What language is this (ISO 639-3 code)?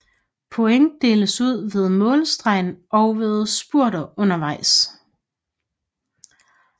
dan